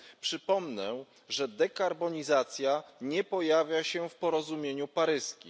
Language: Polish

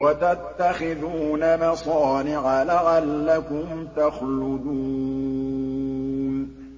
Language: Arabic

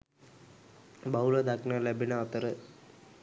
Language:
Sinhala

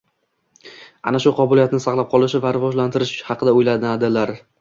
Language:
Uzbek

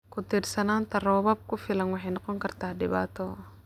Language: Somali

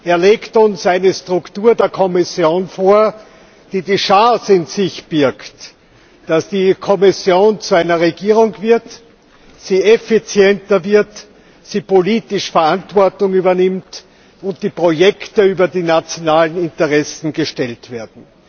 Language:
German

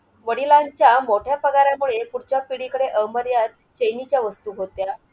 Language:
Marathi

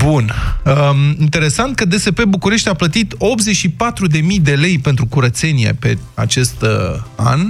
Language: Romanian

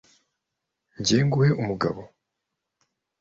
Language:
Kinyarwanda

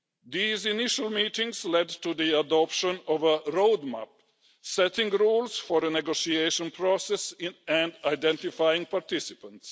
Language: English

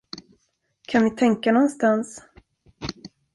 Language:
Swedish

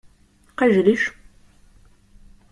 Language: Slovenian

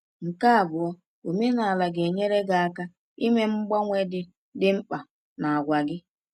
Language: Igbo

